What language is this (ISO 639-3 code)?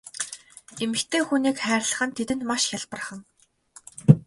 mon